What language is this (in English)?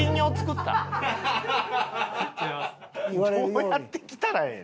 Japanese